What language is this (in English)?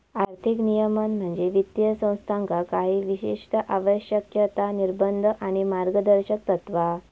Marathi